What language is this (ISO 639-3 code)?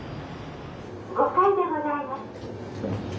jpn